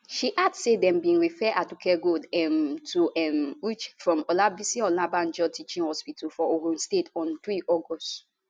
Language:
Nigerian Pidgin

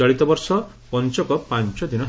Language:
Odia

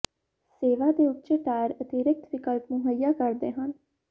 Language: Punjabi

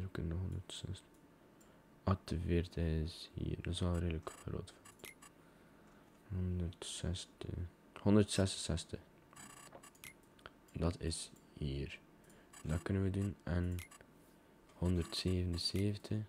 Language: Dutch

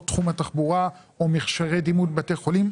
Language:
Hebrew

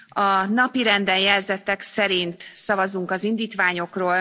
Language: Hungarian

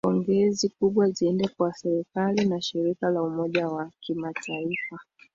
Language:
Swahili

